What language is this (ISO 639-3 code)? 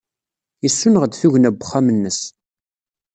kab